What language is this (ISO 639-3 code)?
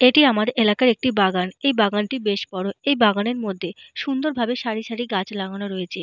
ben